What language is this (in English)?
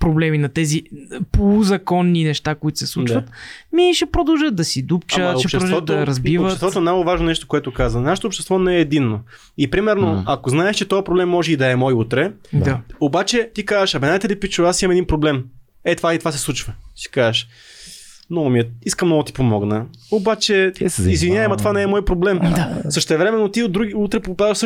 Bulgarian